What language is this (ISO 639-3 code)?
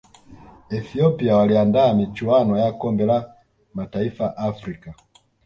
swa